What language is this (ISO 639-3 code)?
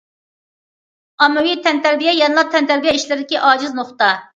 uig